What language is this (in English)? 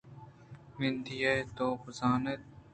Eastern Balochi